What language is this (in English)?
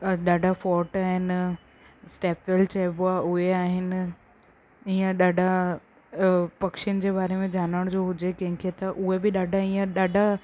Sindhi